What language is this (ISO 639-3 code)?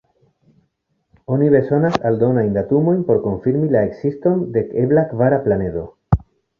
epo